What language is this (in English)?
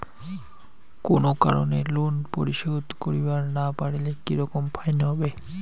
Bangla